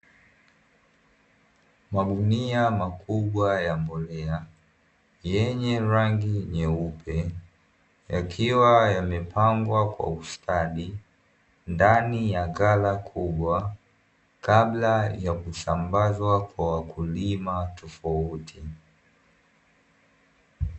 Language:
Swahili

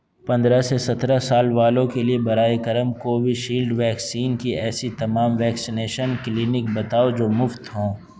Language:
Urdu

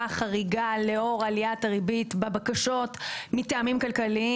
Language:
Hebrew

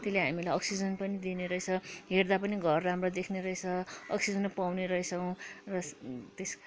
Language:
Nepali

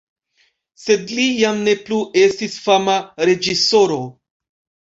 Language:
Esperanto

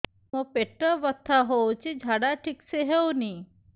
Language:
Odia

